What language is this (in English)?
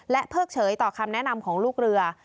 Thai